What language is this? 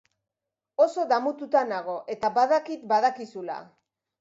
Basque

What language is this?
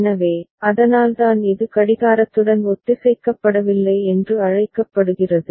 Tamil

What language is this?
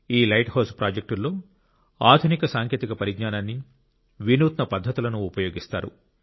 Telugu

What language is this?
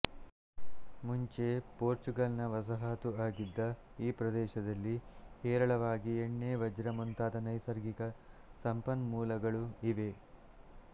Kannada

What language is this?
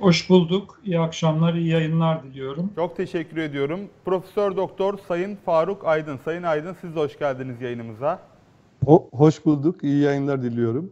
Turkish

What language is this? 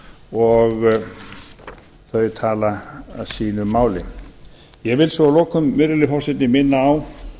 Icelandic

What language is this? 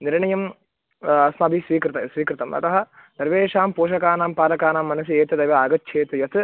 Sanskrit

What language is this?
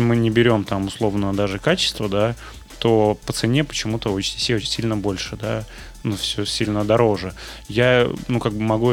Russian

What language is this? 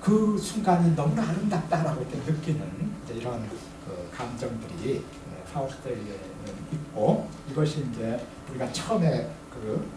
Korean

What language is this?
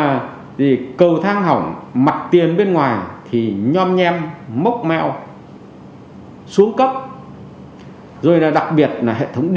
Vietnamese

